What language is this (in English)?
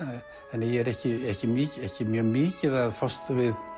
Icelandic